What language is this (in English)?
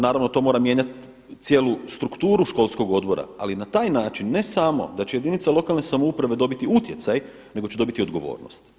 Croatian